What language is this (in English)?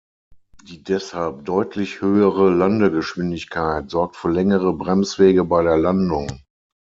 German